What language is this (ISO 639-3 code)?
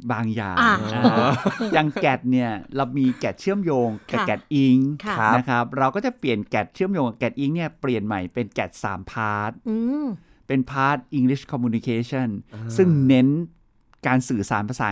tha